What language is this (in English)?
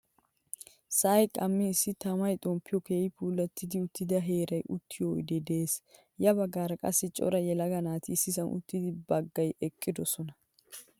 Wolaytta